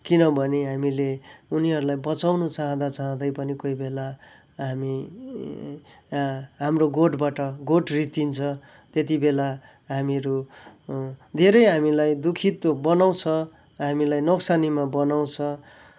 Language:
Nepali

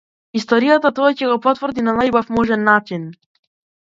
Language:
Macedonian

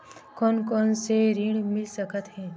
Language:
Chhattisgarhi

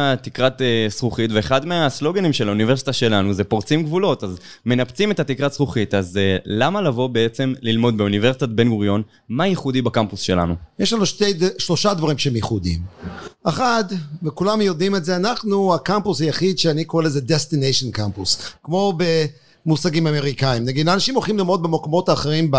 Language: Hebrew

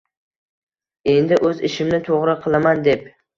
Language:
Uzbek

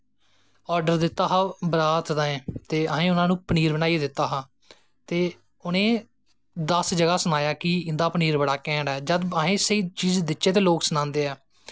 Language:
Dogri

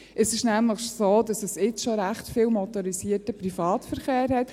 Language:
Swiss German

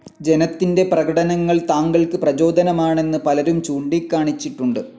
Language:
Malayalam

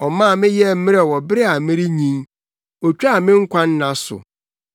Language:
Akan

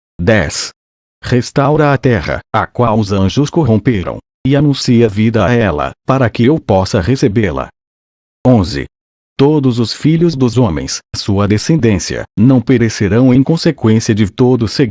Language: Portuguese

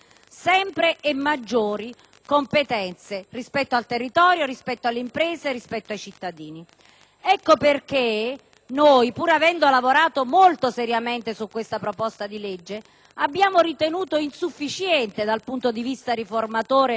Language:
Italian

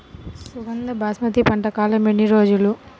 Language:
Telugu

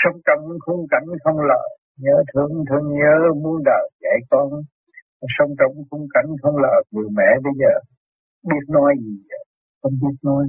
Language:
Vietnamese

